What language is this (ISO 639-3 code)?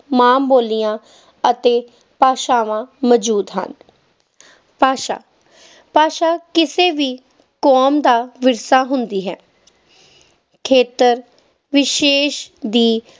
pan